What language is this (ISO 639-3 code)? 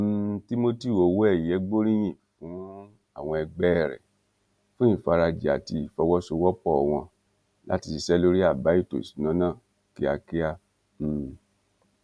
yor